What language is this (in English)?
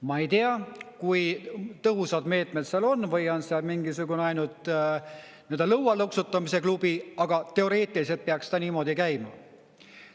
Estonian